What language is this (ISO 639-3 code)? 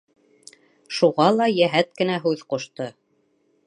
bak